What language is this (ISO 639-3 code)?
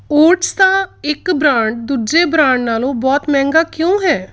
pan